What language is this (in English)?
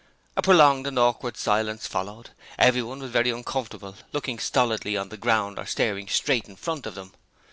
English